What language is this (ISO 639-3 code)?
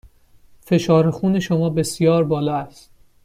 fas